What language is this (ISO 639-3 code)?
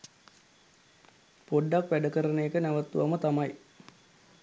sin